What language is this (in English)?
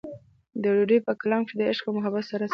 Pashto